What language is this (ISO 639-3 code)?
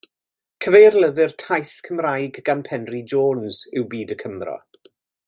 cym